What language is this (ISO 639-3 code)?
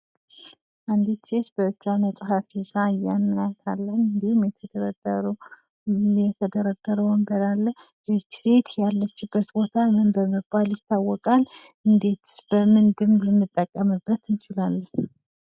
amh